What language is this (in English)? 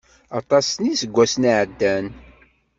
Kabyle